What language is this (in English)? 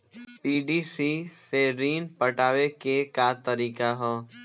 Bhojpuri